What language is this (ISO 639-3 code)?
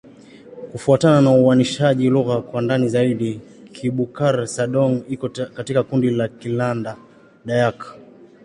swa